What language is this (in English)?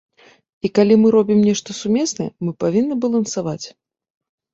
Belarusian